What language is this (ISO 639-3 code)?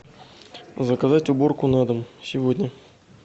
rus